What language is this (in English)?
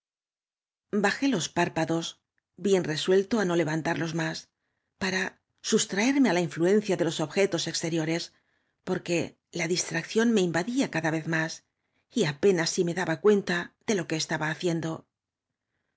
Spanish